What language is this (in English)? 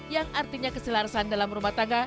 Indonesian